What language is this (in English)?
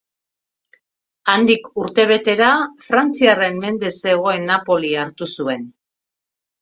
Basque